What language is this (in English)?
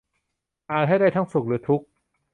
Thai